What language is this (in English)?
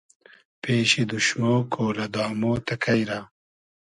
Hazaragi